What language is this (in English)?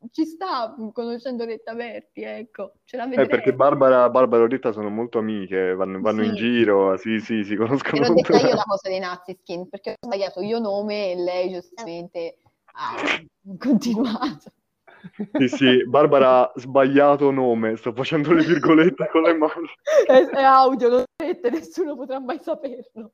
Italian